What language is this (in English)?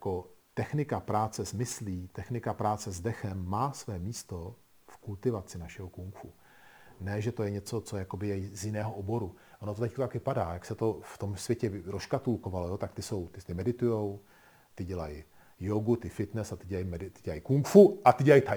Czech